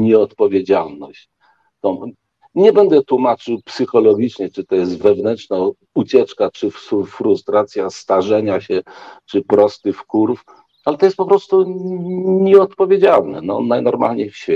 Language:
Polish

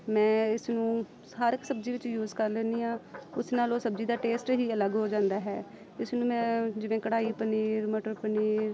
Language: Punjabi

